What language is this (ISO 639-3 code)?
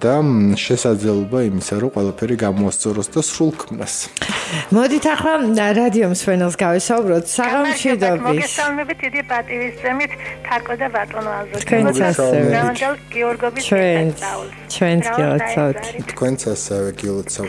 ron